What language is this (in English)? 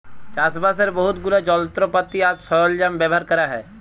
Bangla